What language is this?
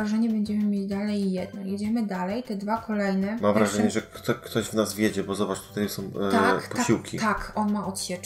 Polish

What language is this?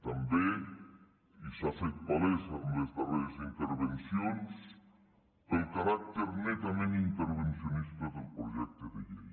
Catalan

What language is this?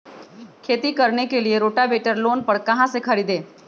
Magahi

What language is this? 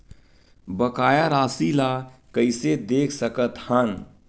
Chhattisgarhi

